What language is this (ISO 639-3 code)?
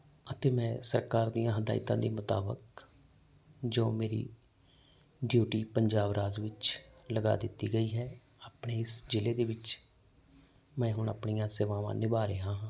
pan